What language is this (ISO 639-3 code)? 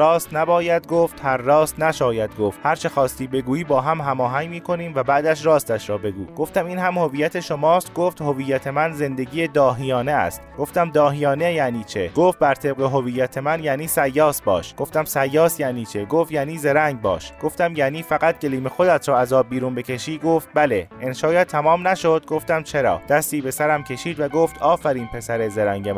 fas